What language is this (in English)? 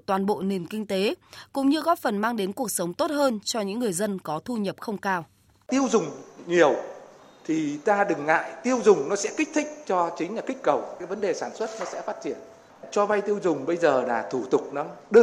Vietnamese